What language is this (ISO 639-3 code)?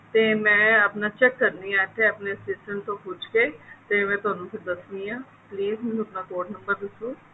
pan